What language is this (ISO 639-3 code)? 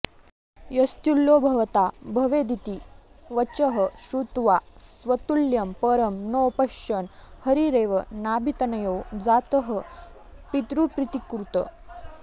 san